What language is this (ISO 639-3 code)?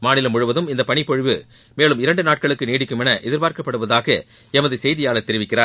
tam